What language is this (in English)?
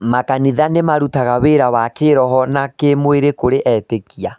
Kikuyu